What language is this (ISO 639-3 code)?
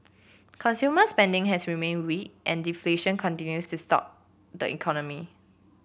eng